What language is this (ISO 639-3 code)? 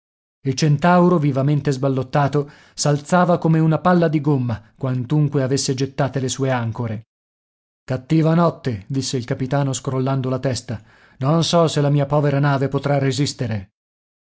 ita